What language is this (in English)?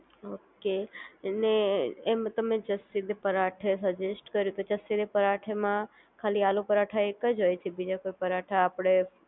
Gujarati